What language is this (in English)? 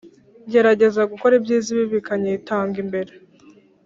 Kinyarwanda